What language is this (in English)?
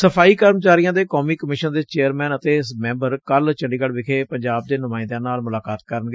Punjabi